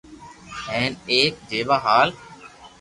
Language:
Loarki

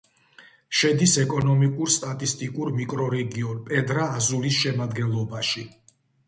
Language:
Georgian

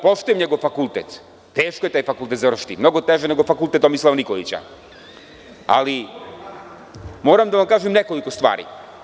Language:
Serbian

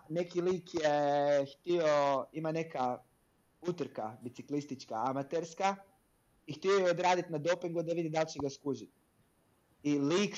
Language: Croatian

